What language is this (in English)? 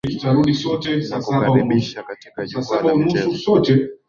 Swahili